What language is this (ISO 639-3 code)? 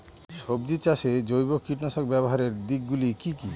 ben